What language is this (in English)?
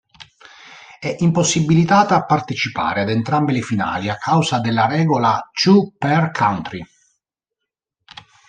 Italian